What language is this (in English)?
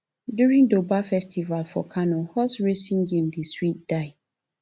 Nigerian Pidgin